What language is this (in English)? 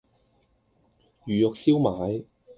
Cantonese